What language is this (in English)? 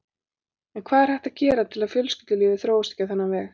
Icelandic